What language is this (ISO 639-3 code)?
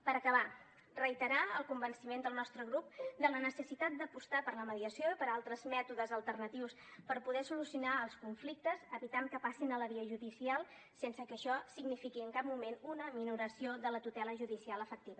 cat